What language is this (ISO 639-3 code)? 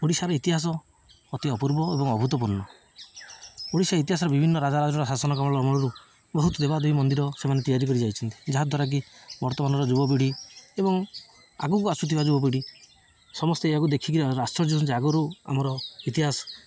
ori